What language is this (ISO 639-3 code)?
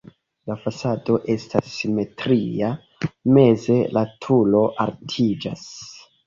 epo